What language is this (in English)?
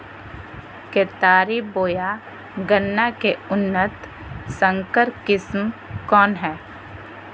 Magahi